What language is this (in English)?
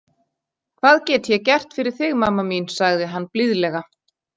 Icelandic